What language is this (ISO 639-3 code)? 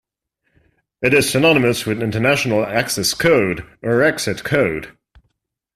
eng